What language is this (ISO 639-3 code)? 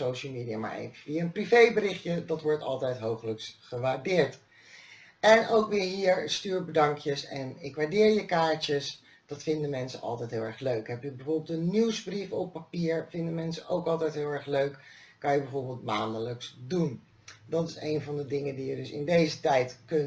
nld